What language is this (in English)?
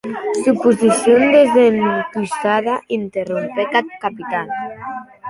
Occitan